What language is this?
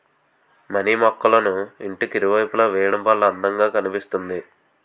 Telugu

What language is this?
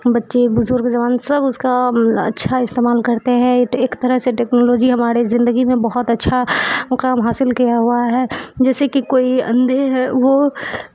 Urdu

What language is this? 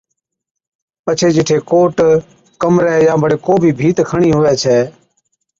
Od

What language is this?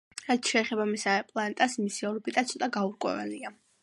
Georgian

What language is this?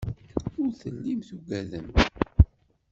Kabyle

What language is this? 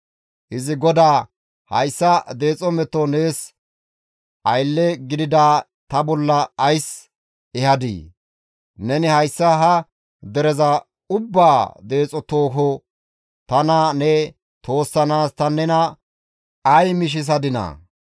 Gamo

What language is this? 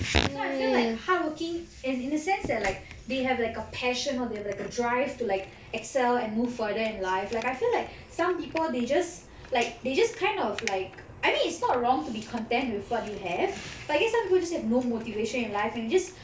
English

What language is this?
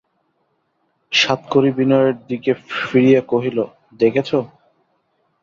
Bangla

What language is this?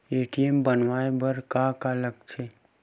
Chhattisgarhi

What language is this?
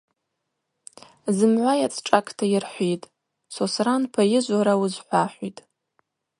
Abaza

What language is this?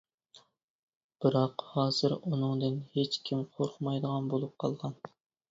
Uyghur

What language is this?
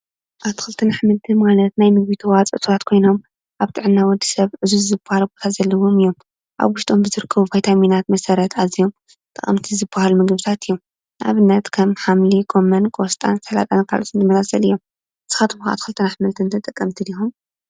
Tigrinya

